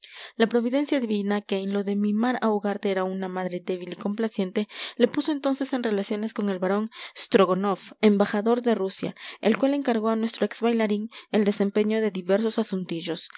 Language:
Spanish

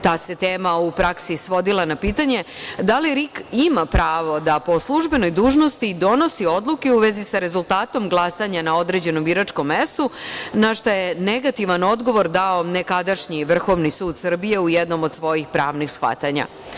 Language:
Serbian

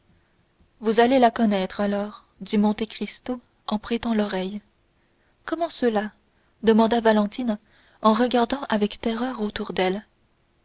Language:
French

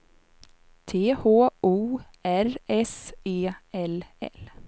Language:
Swedish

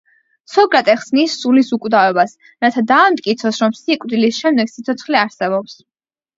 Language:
Georgian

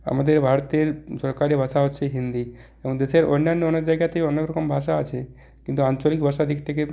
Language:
Bangla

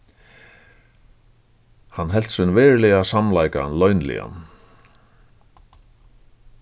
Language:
Faroese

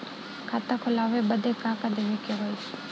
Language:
Bhojpuri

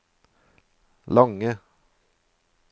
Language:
Norwegian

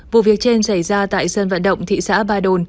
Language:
Vietnamese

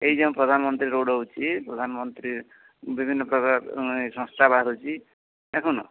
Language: Odia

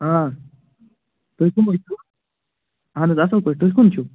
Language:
Kashmiri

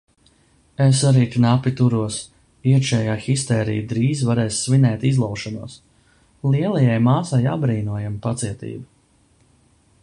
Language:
Latvian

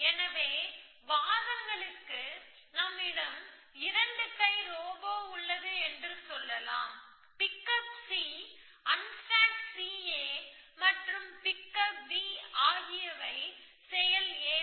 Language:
Tamil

